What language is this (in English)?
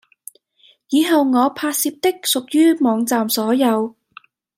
Cantonese